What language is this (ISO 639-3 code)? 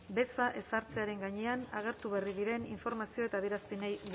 eus